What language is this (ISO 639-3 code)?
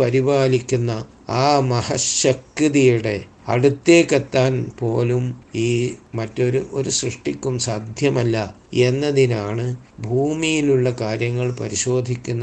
mal